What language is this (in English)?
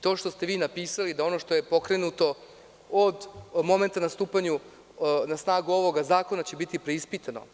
Serbian